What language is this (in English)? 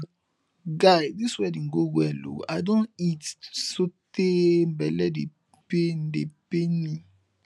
Nigerian Pidgin